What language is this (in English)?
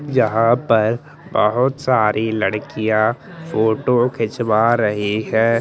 Hindi